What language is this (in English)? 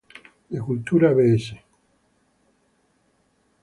Spanish